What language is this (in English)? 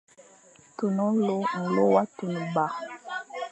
Fang